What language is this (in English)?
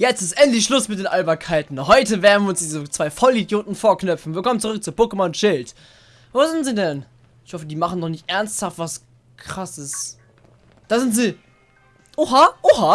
German